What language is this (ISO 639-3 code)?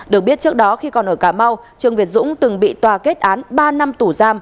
vie